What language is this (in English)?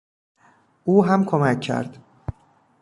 Persian